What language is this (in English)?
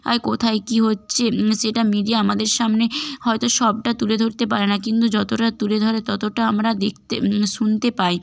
Bangla